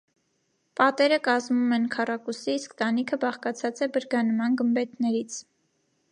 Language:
Armenian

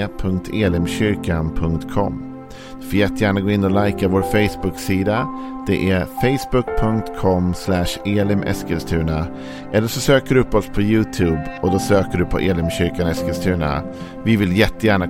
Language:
Swedish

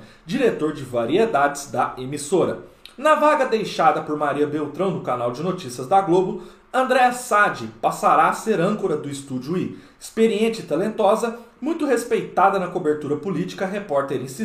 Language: Portuguese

